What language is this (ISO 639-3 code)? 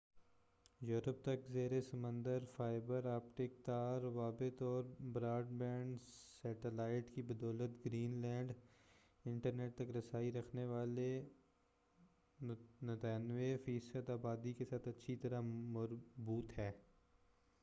urd